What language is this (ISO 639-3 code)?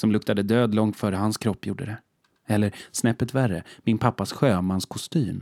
swe